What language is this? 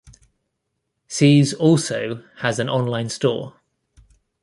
English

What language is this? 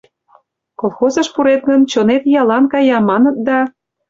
Mari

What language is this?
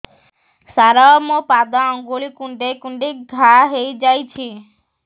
Odia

